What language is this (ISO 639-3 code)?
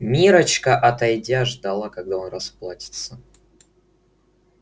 rus